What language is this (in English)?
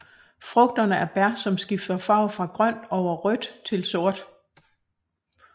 Danish